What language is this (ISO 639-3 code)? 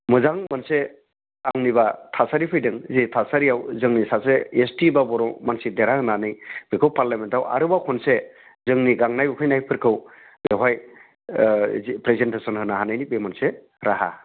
brx